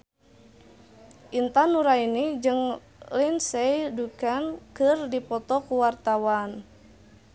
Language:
Sundanese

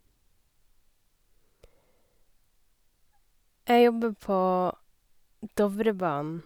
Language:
Norwegian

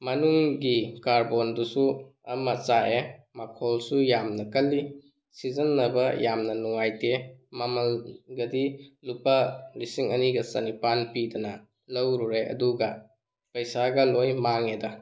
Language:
Manipuri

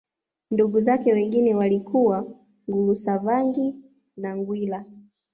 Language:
Swahili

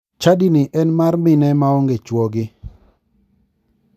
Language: Luo (Kenya and Tanzania)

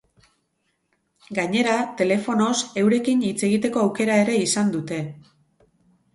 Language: Basque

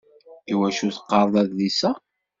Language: Kabyle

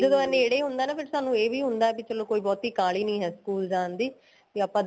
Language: Punjabi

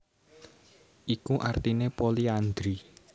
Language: Javanese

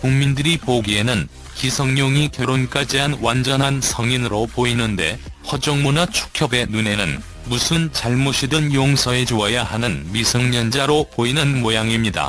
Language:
Korean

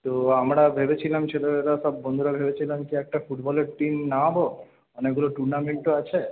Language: Bangla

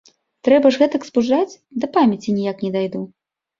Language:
Belarusian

